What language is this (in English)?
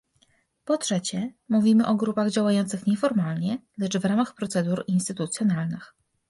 Polish